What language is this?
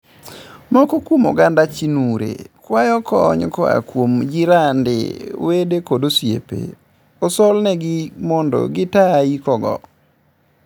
Luo (Kenya and Tanzania)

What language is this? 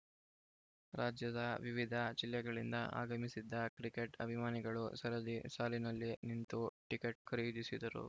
Kannada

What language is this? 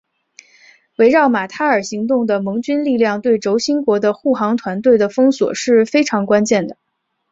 Chinese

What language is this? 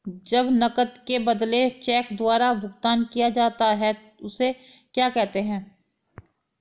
Hindi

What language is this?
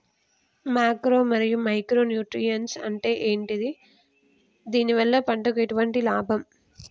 Telugu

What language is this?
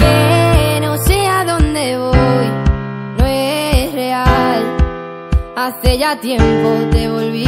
Spanish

